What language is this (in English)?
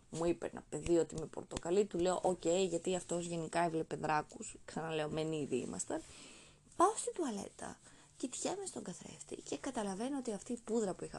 Greek